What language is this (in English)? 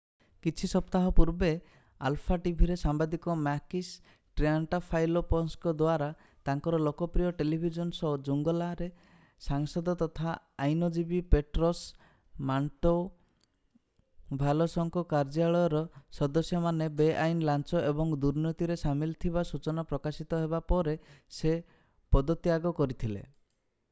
Odia